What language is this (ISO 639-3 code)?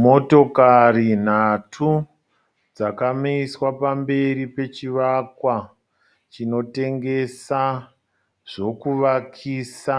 sna